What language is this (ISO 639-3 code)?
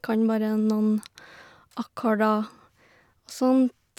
nor